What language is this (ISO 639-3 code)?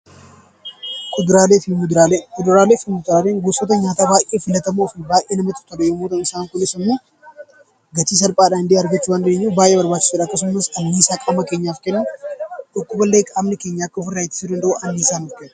orm